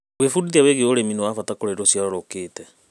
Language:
Kikuyu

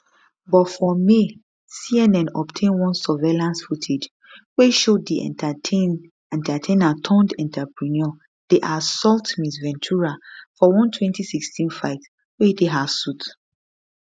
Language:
Nigerian Pidgin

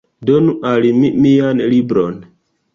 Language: Esperanto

